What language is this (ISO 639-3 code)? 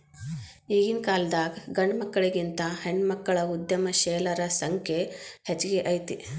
kan